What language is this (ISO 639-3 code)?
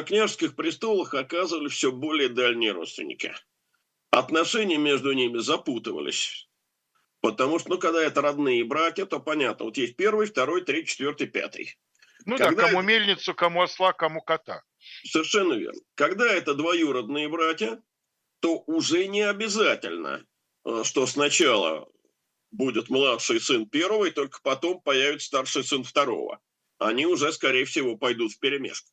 rus